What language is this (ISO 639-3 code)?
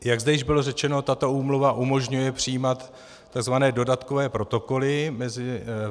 ces